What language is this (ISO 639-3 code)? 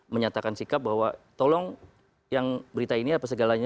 ind